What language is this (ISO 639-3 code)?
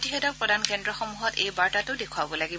asm